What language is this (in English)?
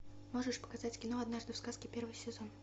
Russian